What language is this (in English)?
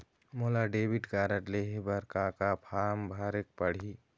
Chhattisgarhi